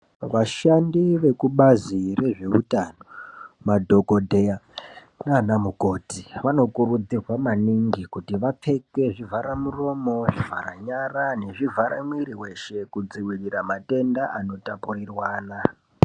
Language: Ndau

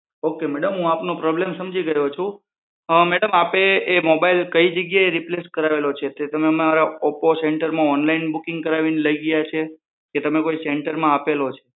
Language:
Gujarati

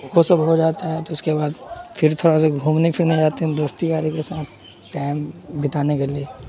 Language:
Urdu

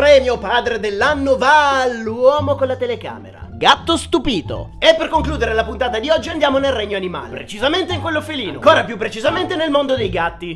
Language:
Italian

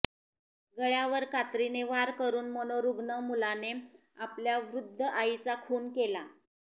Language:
Marathi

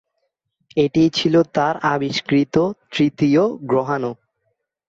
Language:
Bangla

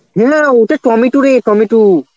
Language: Bangla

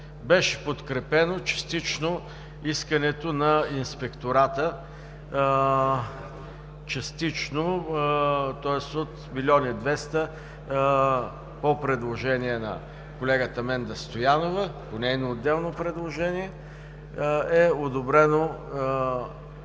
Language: Bulgarian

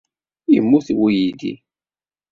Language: Kabyle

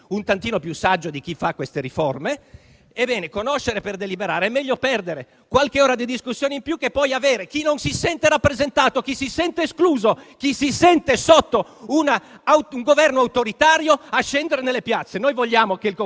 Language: Italian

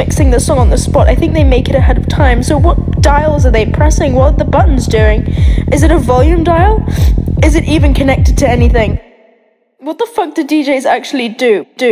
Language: English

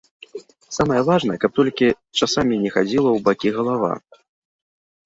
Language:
Belarusian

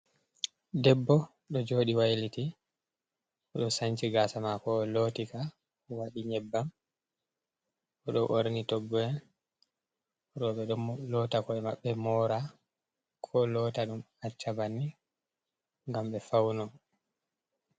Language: Fula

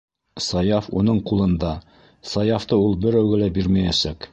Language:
Bashkir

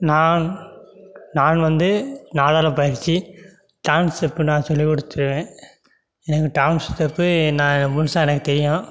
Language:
Tamil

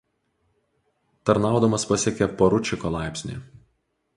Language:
Lithuanian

